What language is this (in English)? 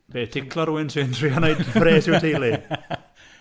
Welsh